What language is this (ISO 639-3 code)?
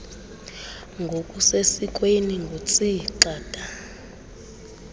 xho